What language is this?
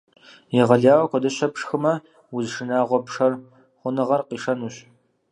Kabardian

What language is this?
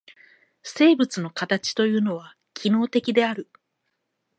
Japanese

